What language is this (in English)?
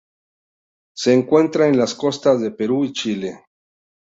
Spanish